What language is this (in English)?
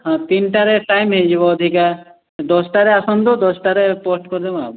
Odia